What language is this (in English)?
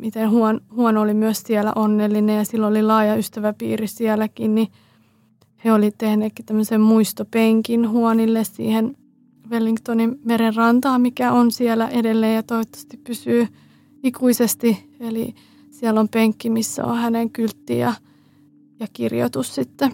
Finnish